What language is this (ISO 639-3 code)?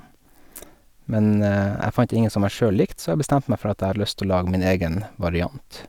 nor